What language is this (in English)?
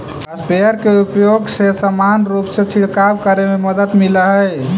Magahi